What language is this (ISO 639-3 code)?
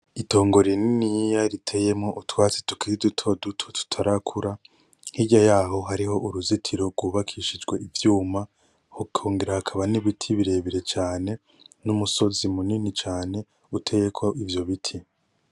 run